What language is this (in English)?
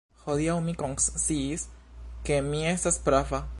Esperanto